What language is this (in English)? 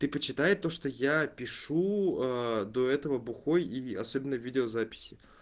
Russian